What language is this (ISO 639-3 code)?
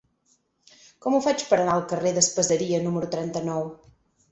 cat